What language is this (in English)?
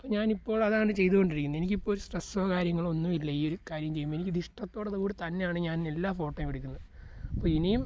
Malayalam